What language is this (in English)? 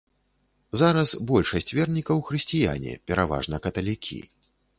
Belarusian